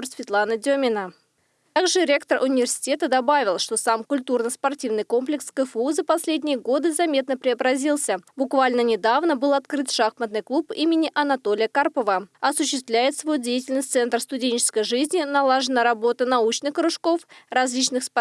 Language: Russian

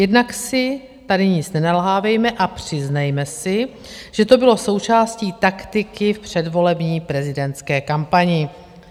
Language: Czech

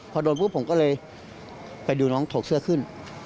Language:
Thai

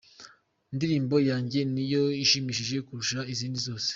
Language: Kinyarwanda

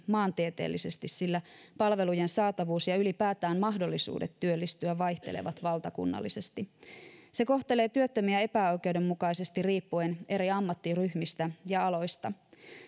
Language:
Finnish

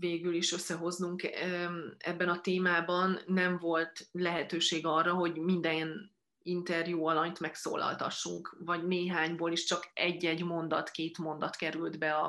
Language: Hungarian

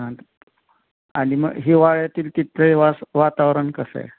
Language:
Marathi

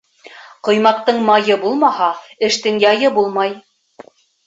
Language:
Bashkir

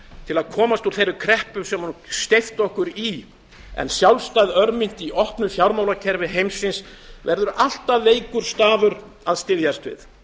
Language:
Icelandic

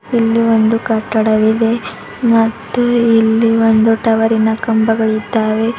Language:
Kannada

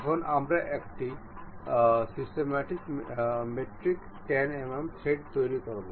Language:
Bangla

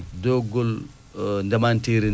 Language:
Fula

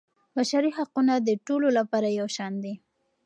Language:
Pashto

